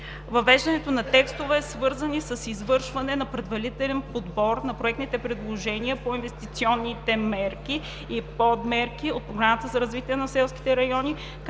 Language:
Bulgarian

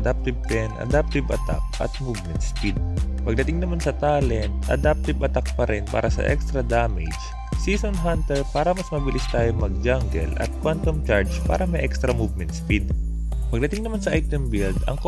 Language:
Filipino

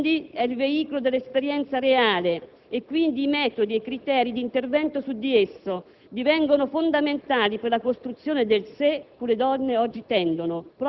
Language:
Italian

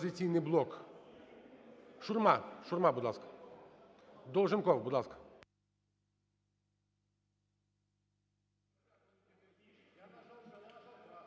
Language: Ukrainian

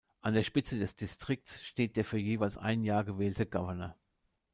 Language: German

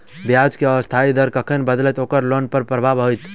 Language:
Maithili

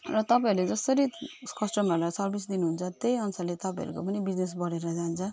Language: Nepali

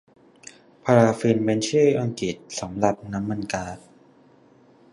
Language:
Thai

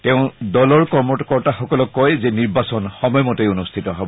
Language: Assamese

